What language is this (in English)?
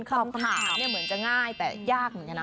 Thai